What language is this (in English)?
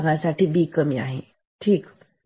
Marathi